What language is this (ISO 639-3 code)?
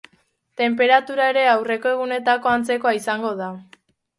eus